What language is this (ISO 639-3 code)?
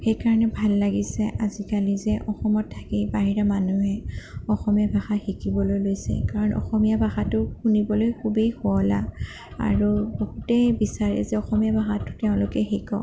asm